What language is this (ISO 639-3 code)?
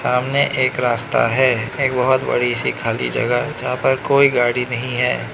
hin